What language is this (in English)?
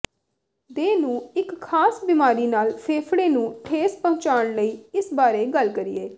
Punjabi